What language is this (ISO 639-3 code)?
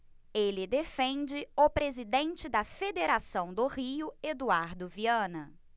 por